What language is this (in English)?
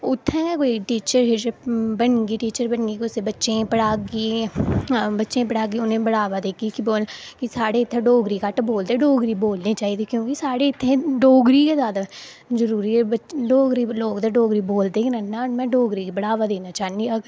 Dogri